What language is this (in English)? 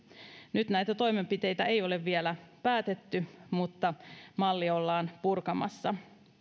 Finnish